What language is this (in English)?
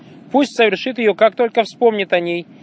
Russian